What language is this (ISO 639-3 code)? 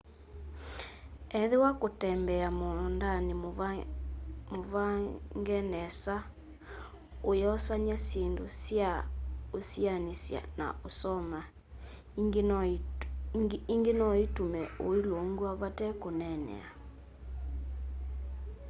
kam